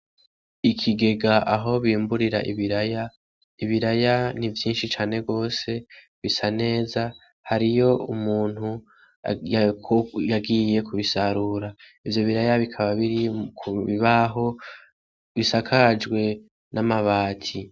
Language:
Rundi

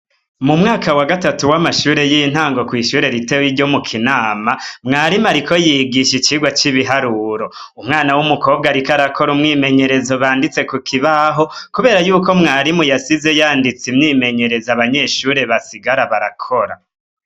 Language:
Rundi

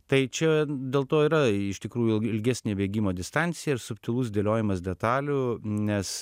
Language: Lithuanian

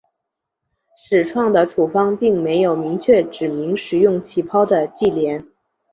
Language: Chinese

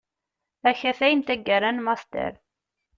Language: Kabyle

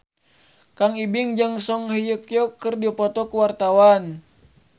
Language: Sundanese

